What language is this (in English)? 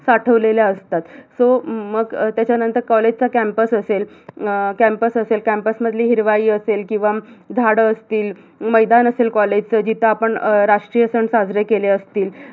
Marathi